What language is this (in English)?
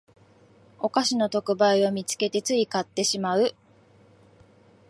Japanese